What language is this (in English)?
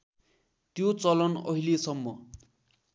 Nepali